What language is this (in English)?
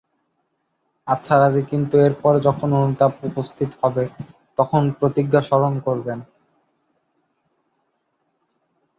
Bangla